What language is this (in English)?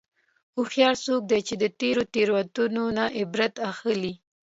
Pashto